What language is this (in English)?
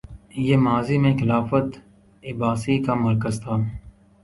Urdu